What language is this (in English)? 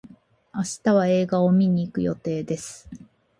Japanese